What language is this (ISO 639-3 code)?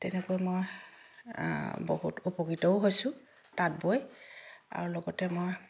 asm